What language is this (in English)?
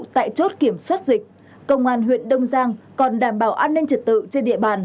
Vietnamese